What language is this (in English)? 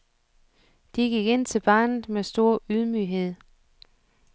Danish